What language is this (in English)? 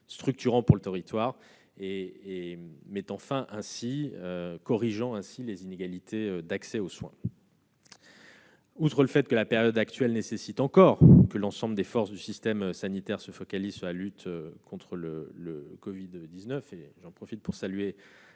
French